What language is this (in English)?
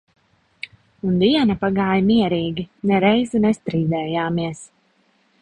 Latvian